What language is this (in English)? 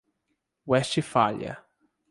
Portuguese